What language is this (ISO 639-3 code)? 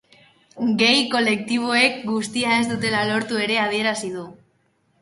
eus